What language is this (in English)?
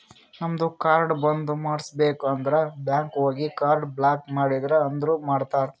Kannada